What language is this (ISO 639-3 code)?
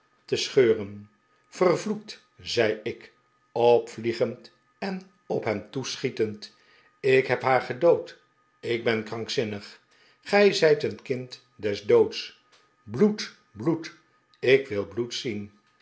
nld